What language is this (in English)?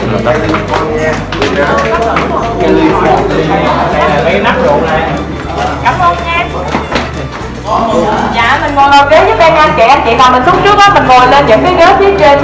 Vietnamese